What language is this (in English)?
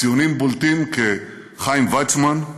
Hebrew